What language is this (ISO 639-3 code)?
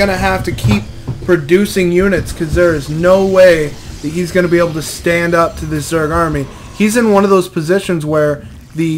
eng